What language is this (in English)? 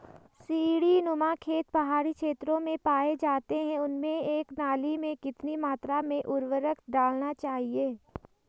Hindi